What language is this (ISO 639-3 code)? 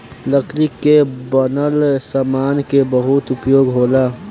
bho